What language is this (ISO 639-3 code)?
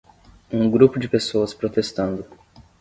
por